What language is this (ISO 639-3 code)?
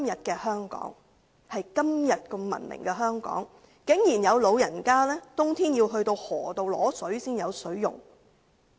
yue